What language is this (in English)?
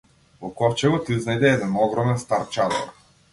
Macedonian